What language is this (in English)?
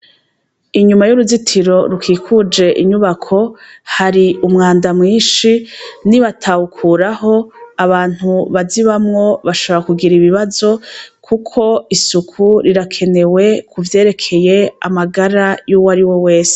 Rundi